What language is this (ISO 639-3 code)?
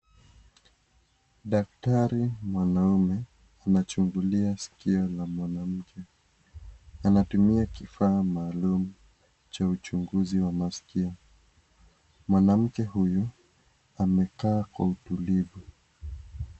swa